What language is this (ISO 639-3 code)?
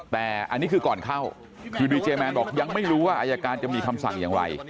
tha